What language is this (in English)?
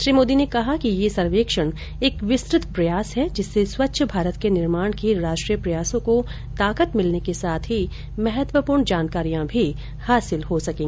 Hindi